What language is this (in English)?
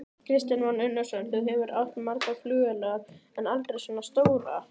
Icelandic